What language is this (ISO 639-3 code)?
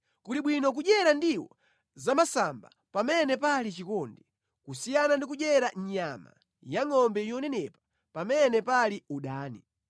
nya